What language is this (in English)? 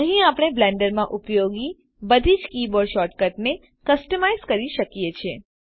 Gujarati